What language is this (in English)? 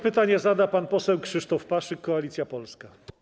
Polish